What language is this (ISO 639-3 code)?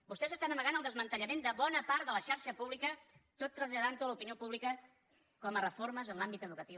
cat